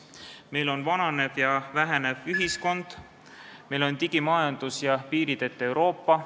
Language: Estonian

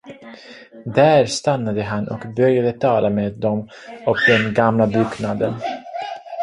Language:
Swedish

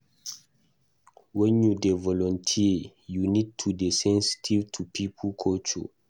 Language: Nigerian Pidgin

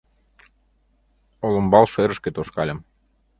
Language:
Mari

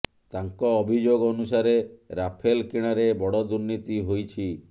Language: Odia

